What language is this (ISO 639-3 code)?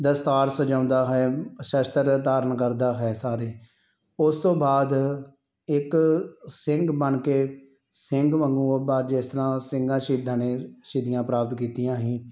pan